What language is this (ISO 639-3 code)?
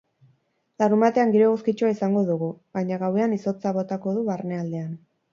eus